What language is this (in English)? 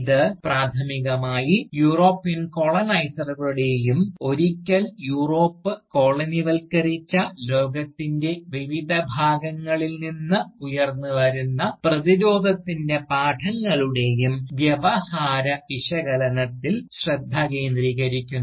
Malayalam